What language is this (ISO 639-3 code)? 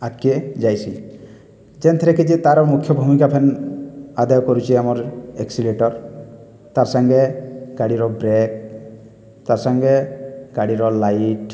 ori